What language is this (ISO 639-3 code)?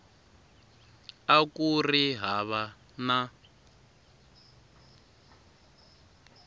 tso